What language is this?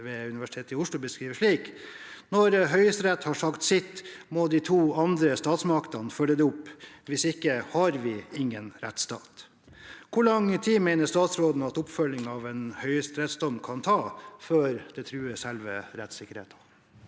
Norwegian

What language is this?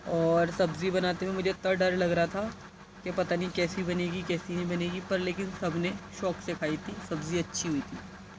Urdu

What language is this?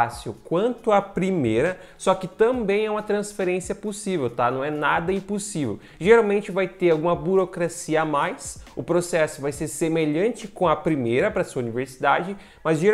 Portuguese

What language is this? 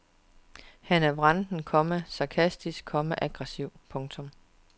Danish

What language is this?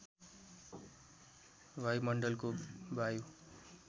Nepali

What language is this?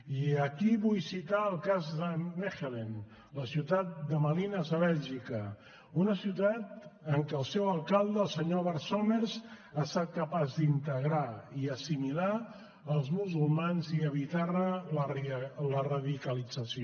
Catalan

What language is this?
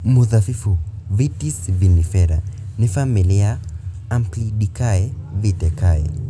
Kikuyu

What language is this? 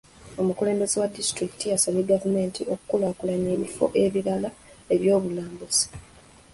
Ganda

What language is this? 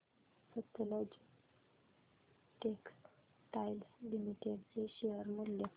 Marathi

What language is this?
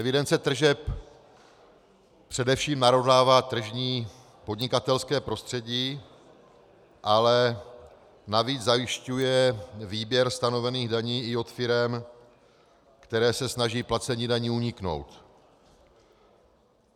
Czech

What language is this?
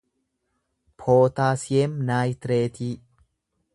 Oromo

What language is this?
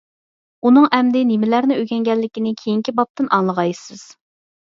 Uyghur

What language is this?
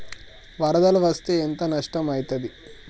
Telugu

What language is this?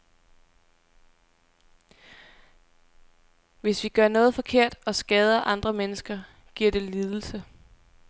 Danish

